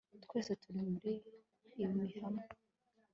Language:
Kinyarwanda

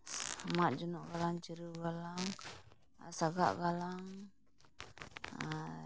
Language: Santali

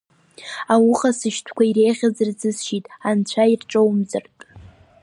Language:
Abkhazian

